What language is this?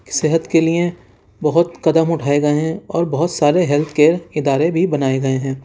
Urdu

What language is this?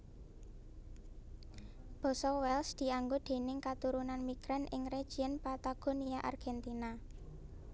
Javanese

